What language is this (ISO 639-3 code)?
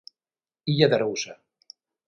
glg